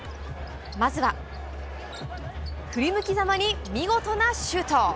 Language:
Japanese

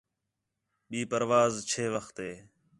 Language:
Khetrani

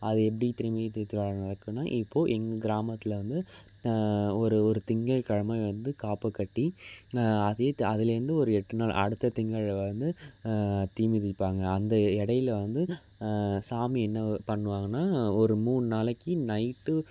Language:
Tamil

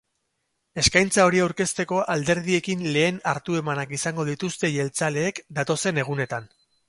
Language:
Basque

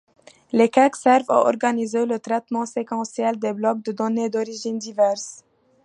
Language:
French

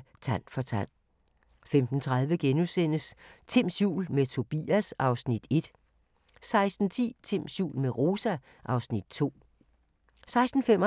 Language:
Danish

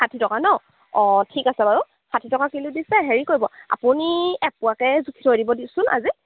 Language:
Assamese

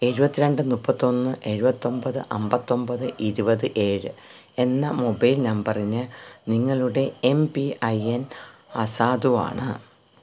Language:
Malayalam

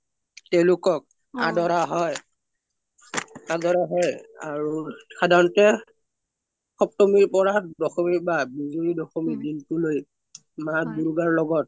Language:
Assamese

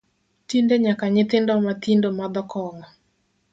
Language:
Luo (Kenya and Tanzania)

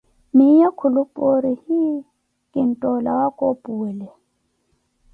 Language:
Koti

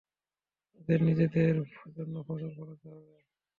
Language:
Bangla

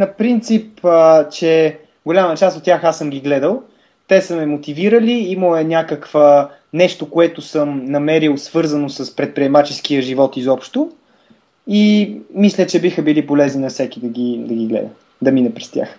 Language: Bulgarian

